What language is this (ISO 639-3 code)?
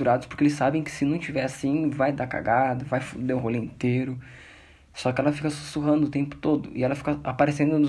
por